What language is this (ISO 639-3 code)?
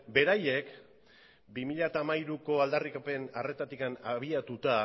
eus